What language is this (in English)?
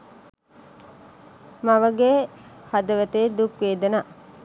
Sinhala